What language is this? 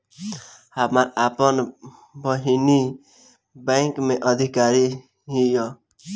Bhojpuri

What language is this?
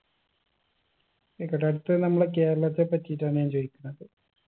Malayalam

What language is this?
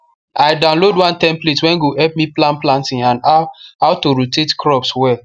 Nigerian Pidgin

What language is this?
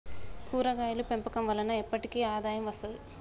Telugu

